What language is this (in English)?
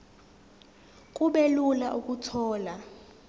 Zulu